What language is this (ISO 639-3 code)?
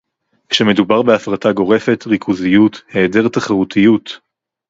heb